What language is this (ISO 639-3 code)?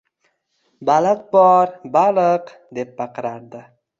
uzb